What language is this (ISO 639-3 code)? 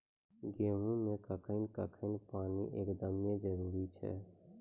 mai